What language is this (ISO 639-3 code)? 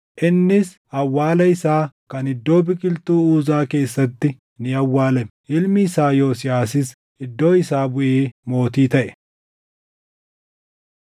orm